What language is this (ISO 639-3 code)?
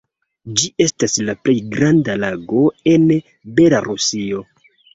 epo